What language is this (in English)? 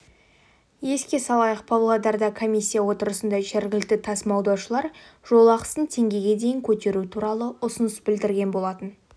Kazakh